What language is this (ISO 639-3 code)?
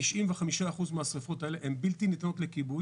heb